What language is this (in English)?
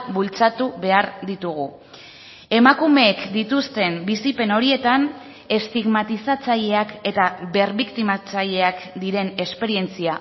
Basque